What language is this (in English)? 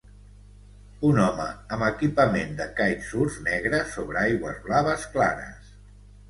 Catalan